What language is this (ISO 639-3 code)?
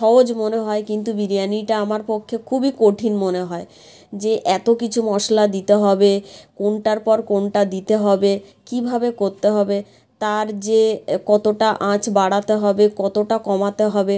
ben